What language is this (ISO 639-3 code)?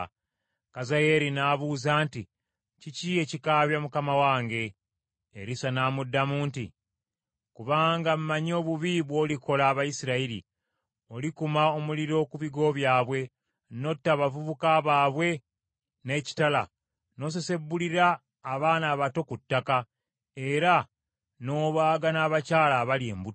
lug